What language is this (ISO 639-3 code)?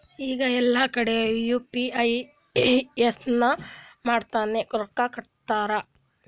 kan